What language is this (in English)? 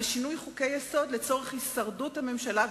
Hebrew